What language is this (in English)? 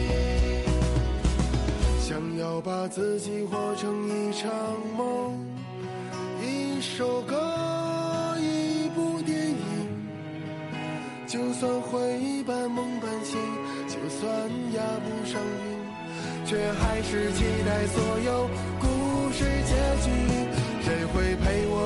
Chinese